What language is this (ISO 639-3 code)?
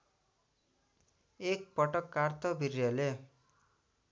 nep